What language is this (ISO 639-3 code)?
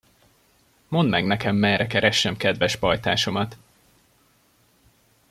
hun